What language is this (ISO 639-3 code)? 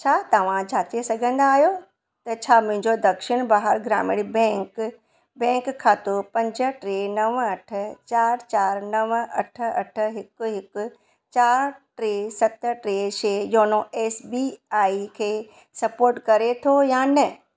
snd